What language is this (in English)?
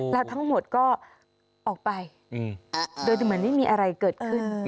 Thai